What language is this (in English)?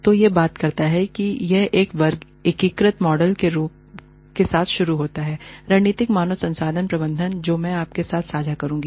Hindi